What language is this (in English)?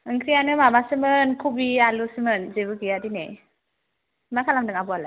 Bodo